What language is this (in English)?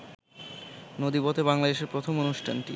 Bangla